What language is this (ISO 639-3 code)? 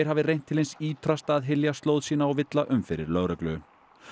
isl